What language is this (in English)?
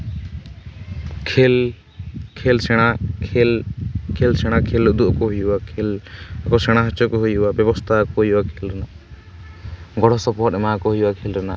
Santali